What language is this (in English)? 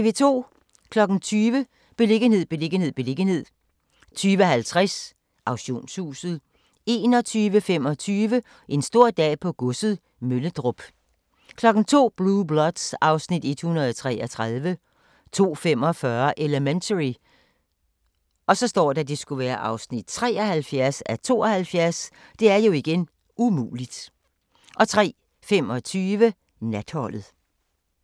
Danish